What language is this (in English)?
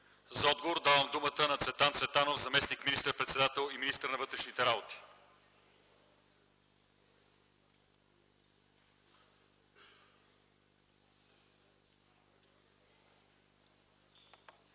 Bulgarian